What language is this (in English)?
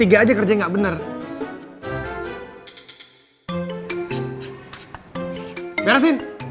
Indonesian